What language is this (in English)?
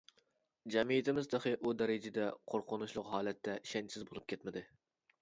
Uyghur